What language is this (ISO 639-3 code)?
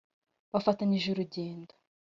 kin